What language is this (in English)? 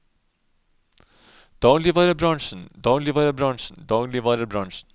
Norwegian